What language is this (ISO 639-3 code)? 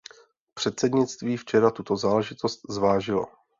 ces